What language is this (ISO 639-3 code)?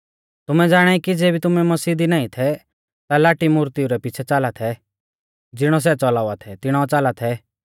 bfz